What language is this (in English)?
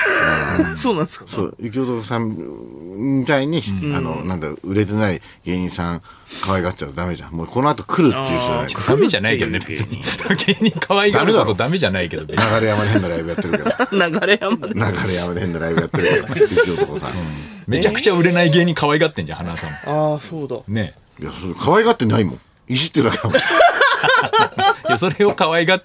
Japanese